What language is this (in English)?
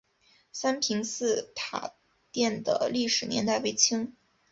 Chinese